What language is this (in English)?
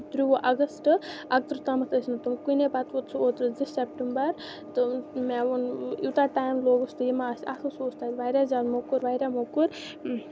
Kashmiri